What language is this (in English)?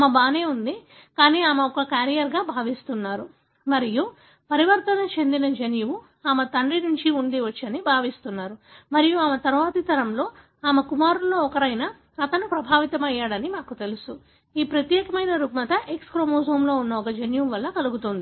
Telugu